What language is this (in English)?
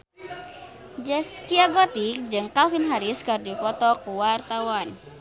Sundanese